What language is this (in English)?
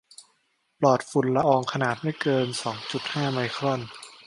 Thai